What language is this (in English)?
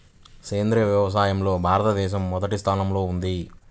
Telugu